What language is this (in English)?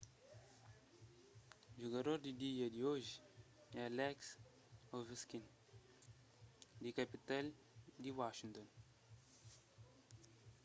Kabuverdianu